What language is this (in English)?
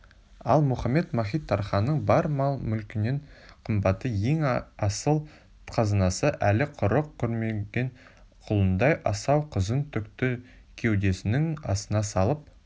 Kazakh